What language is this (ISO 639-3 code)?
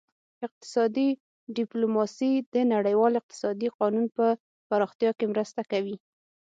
pus